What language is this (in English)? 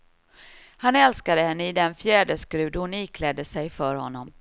Swedish